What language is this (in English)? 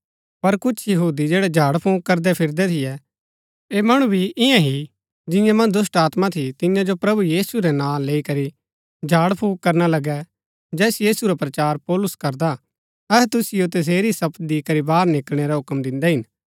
Gaddi